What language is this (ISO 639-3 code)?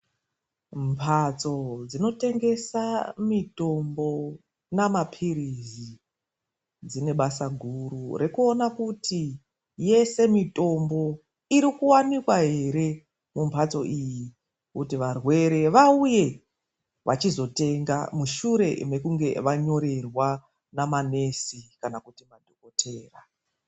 ndc